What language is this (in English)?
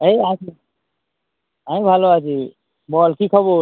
Bangla